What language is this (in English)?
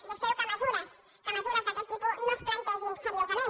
Catalan